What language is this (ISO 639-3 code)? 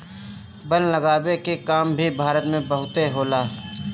bho